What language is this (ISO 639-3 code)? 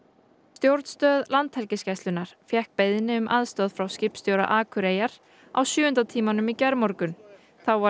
isl